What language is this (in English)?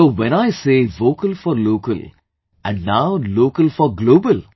English